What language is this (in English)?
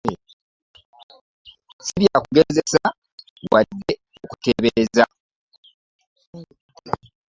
Ganda